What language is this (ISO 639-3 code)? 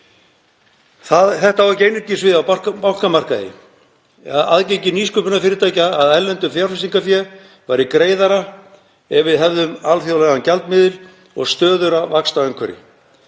isl